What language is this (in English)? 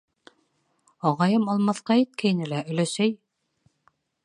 Bashkir